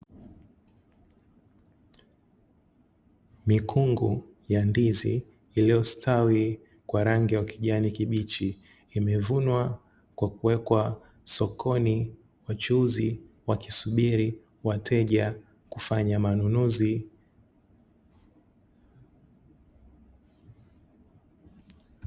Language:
Swahili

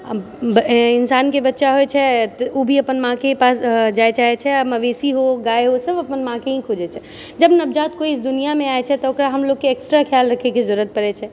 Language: Maithili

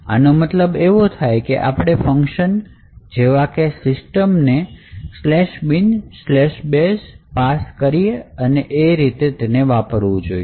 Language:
Gujarati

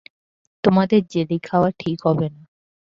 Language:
Bangla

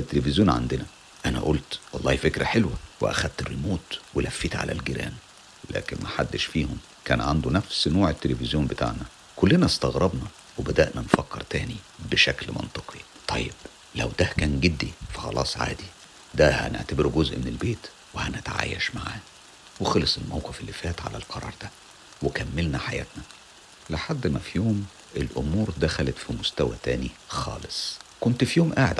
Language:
Arabic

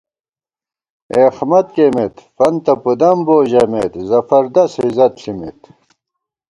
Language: Gawar-Bati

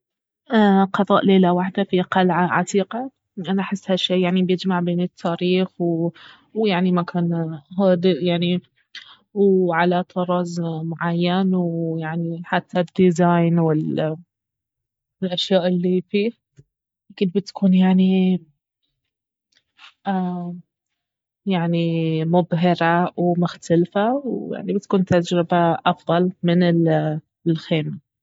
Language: Baharna Arabic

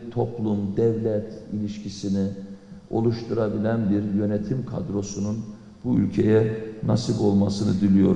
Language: Turkish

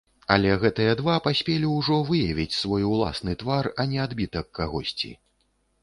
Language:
Belarusian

